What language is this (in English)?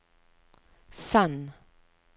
Norwegian